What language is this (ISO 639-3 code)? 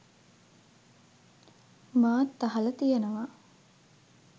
sin